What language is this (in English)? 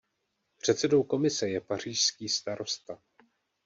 Czech